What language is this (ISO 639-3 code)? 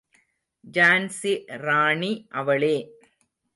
tam